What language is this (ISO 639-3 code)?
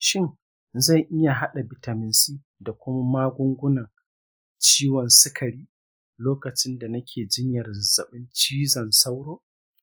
hau